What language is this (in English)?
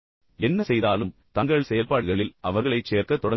Tamil